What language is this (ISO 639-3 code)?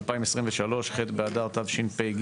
heb